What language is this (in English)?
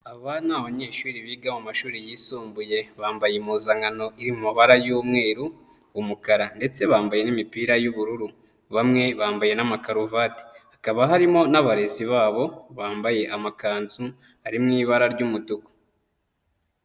Kinyarwanda